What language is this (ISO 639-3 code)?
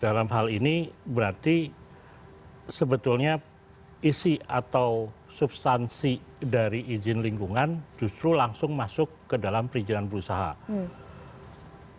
ind